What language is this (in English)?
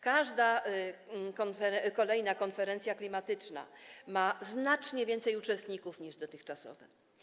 Polish